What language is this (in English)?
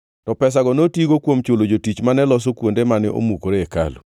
Luo (Kenya and Tanzania)